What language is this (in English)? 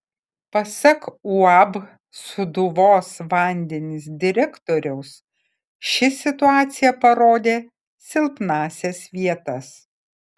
Lithuanian